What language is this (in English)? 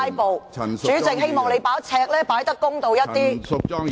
Cantonese